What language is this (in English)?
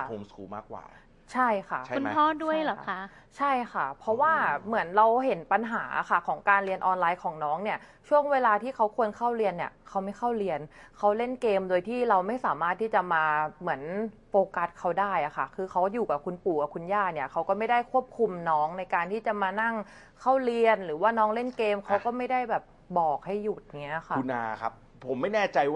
Thai